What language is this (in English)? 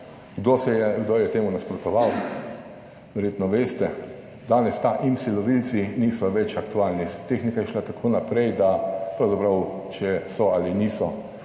Slovenian